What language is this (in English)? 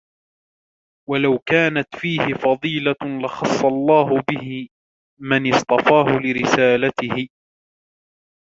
Arabic